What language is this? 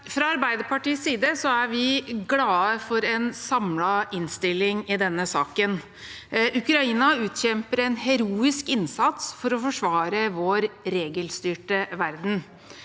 Norwegian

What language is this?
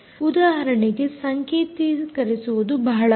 Kannada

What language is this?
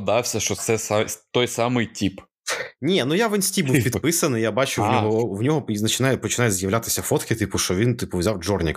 Ukrainian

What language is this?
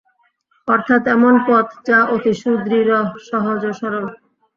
Bangla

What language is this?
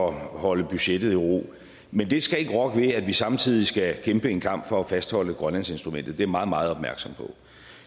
Danish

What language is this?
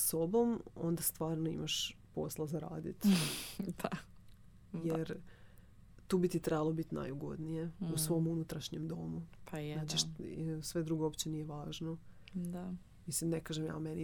Croatian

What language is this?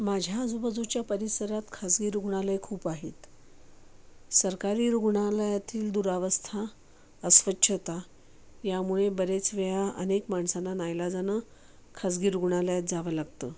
Marathi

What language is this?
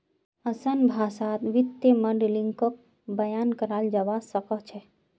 Magahi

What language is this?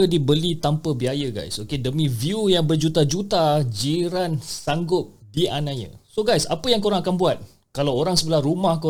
Malay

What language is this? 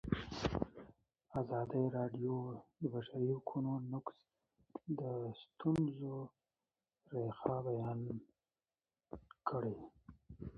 Pashto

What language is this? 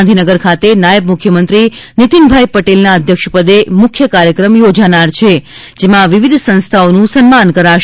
Gujarati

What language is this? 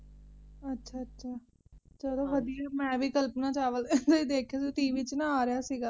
Punjabi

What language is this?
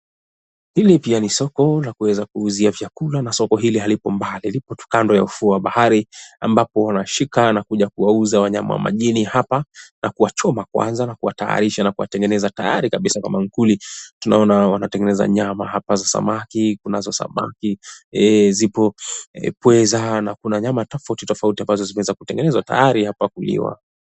Swahili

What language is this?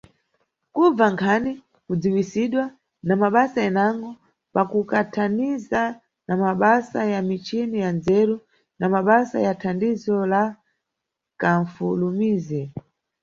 Nyungwe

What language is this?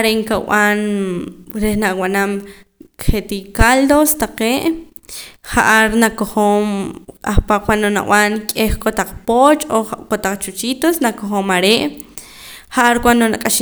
Poqomam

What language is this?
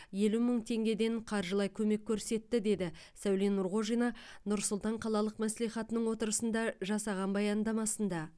Kazakh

